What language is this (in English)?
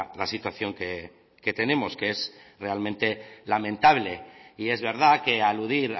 Spanish